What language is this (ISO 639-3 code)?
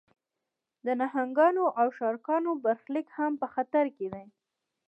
pus